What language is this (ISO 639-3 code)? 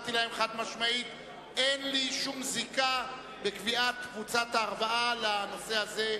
heb